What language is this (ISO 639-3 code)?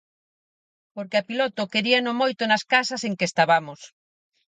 glg